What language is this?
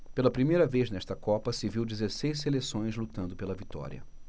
Portuguese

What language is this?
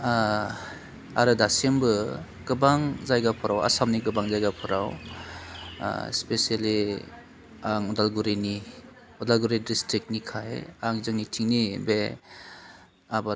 Bodo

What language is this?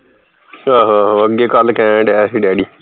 Punjabi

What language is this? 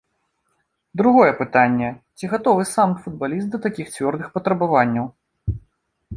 Belarusian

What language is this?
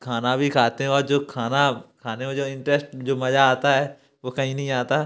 Hindi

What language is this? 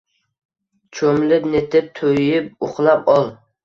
Uzbek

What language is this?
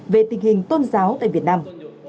Vietnamese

